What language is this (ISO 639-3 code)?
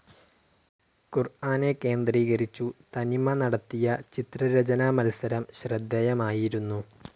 mal